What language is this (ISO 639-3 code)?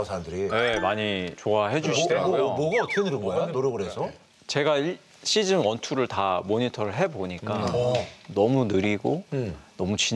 kor